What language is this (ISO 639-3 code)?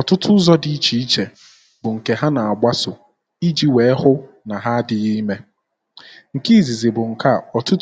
ibo